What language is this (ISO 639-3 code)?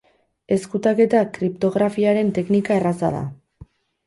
eus